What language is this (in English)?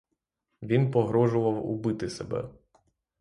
Ukrainian